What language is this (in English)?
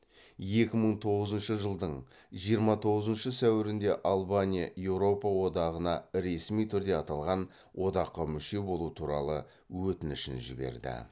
Kazakh